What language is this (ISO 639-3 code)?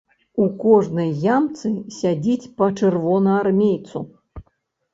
bel